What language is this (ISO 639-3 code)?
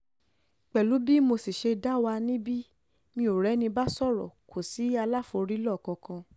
yor